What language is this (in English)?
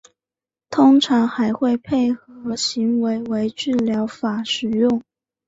Chinese